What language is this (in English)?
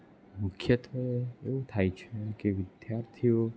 Gujarati